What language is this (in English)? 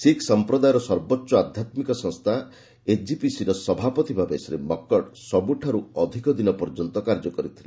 Odia